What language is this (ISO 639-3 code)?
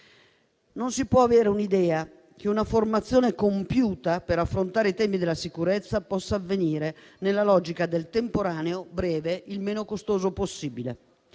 ita